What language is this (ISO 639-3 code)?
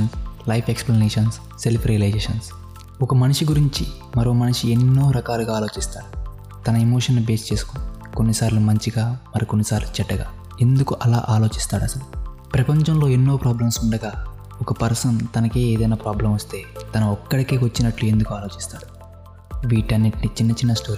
tel